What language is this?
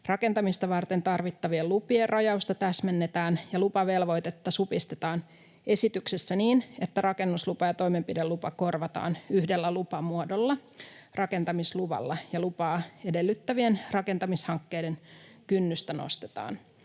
Finnish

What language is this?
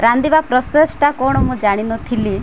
Odia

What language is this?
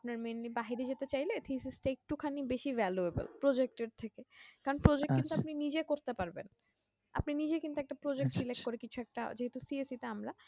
Bangla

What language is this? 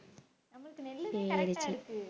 Tamil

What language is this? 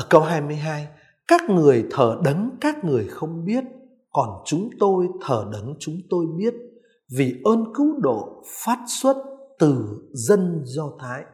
Vietnamese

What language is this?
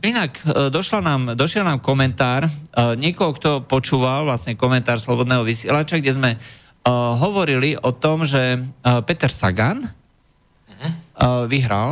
Slovak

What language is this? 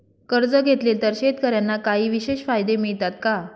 Marathi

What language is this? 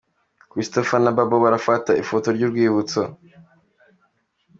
Kinyarwanda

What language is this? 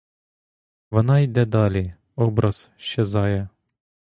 Ukrainian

